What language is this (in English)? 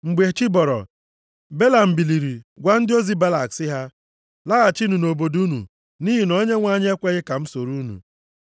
Igbo